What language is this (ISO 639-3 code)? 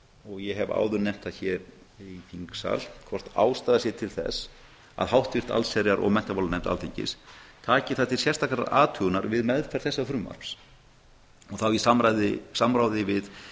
isl